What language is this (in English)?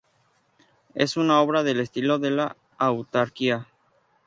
Spanish